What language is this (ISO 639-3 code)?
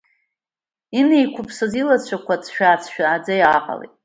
abk